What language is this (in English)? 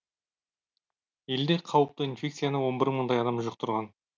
Kazakh